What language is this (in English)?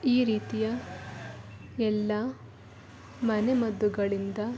Kannada